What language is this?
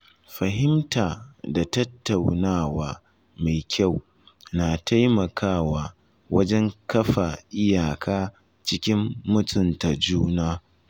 Hausa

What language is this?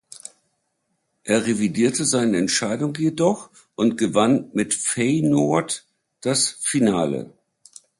German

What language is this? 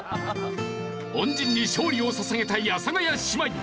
Japanese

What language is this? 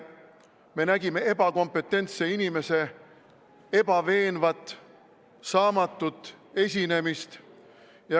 Estonian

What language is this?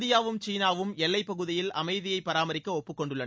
Tamil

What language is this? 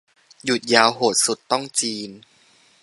Thai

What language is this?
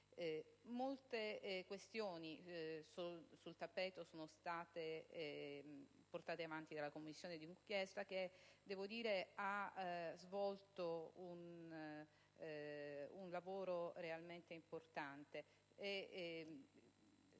Italian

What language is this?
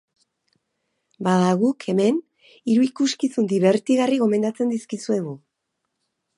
Basque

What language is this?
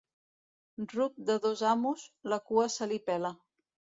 Catalan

